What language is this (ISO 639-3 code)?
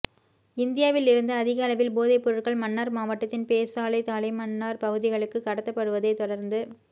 tam